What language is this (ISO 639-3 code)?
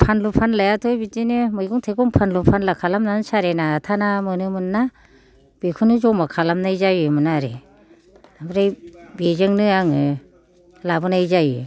brx